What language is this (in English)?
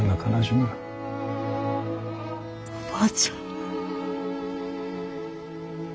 Japanese